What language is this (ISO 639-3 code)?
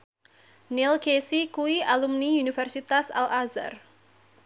jav